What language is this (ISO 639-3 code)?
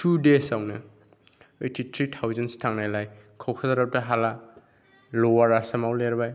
brx